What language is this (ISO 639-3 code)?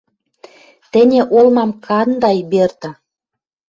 mrj